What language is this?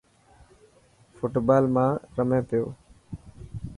Dhatki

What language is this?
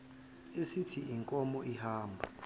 Zulu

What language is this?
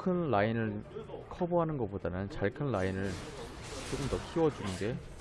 Korean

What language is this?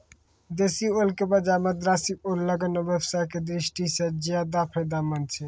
Maithili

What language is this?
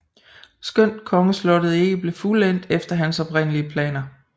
Danish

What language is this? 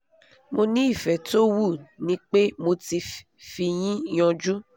Yoruba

